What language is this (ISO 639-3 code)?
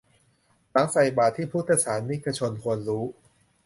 tha